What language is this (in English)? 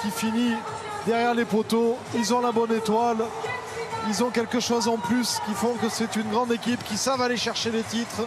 French